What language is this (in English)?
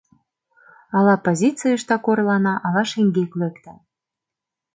Mari